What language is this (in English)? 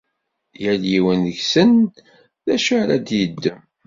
Kabyle